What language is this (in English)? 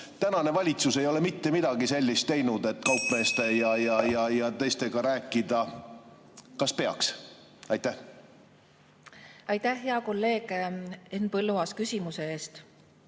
Estonian